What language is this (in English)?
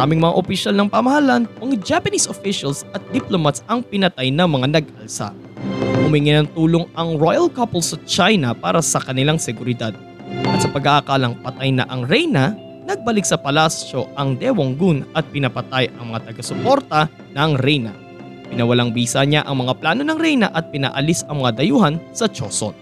Filipino